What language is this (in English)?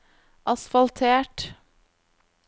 Norwegian